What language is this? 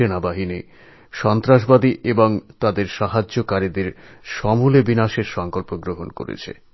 Bangla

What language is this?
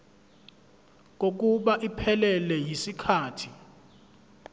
Zulu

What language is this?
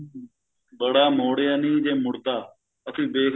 Punjabi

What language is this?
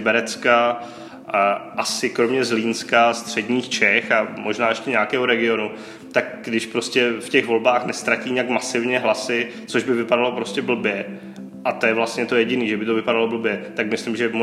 Czech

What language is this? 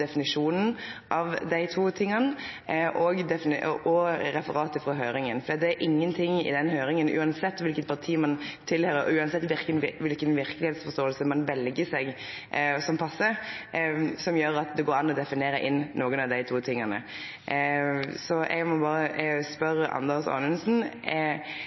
Norwegian Nynorsk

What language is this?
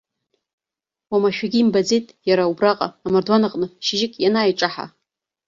Abkhazian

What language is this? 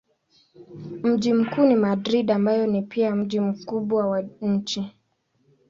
Swahili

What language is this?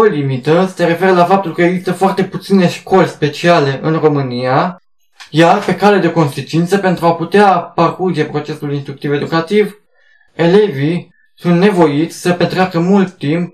Romanian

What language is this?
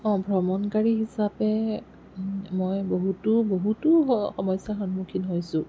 Assamese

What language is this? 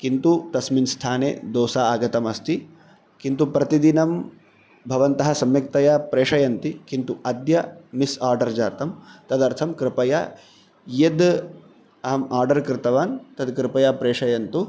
Sanskrit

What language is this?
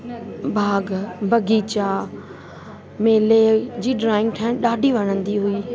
Sindhi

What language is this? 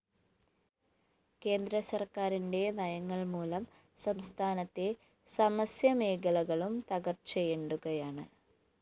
Malayalam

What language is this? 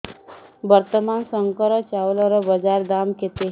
Odia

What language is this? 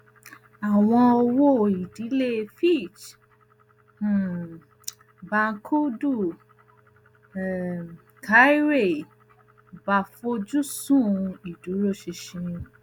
Yoruba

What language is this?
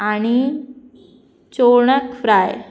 Konkani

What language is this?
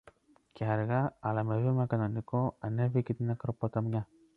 Greek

